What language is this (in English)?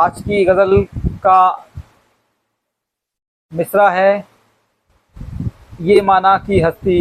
Hindi